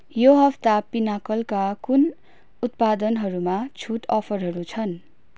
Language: Nepali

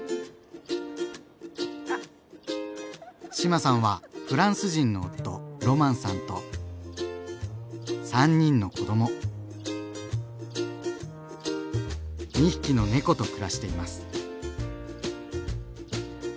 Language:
Japanese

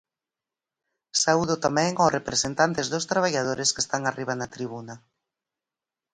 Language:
Galician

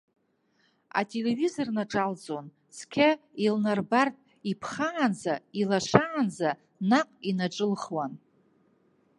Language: Abkhazian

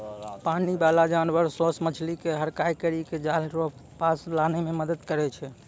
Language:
Maithili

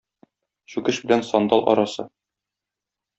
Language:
Tatar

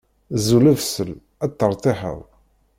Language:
Kabyle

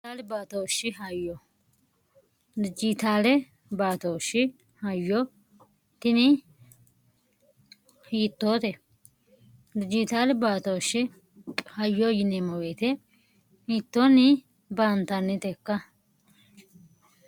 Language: Sidamo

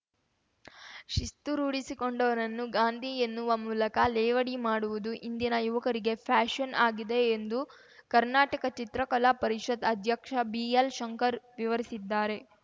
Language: Kannada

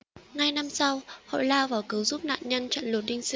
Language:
Vietnamese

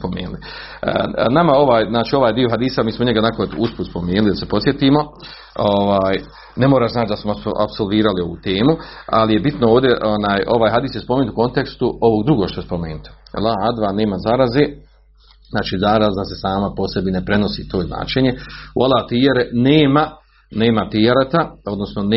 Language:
Croatian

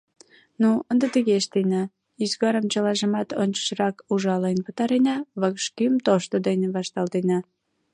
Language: Mari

